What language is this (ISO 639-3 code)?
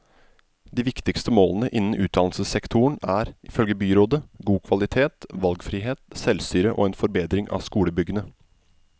nor